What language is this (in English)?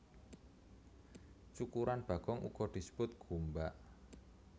Javanese